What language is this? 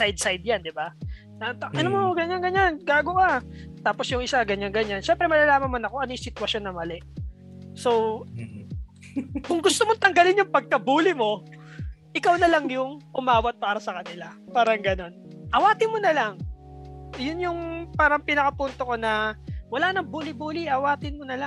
Filipino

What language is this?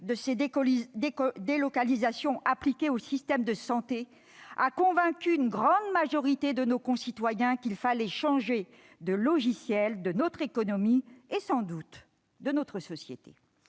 French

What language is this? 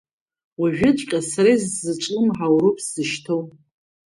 Abkhazian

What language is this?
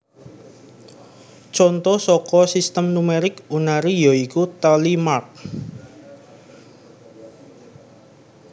Javanese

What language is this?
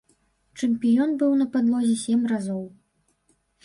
Belarusian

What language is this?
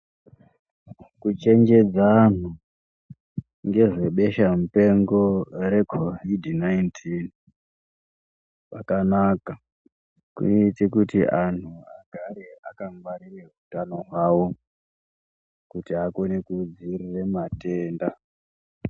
Ndau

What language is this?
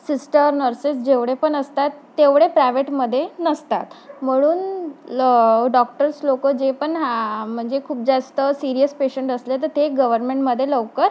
Marathi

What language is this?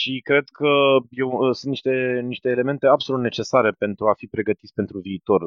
Romanian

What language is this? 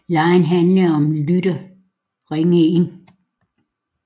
Danish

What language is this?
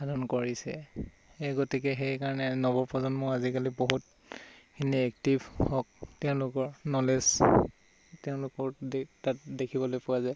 Assamese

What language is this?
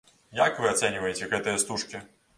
Belarusian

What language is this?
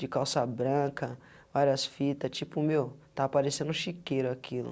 Portuguese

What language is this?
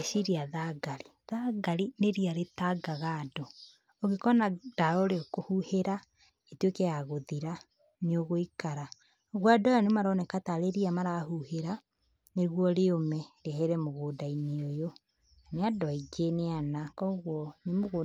Kikuyu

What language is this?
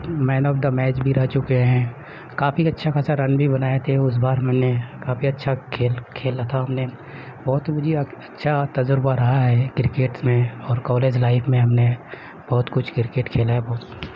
Urdu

